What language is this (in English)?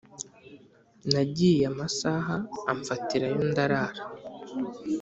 Kinyarwanda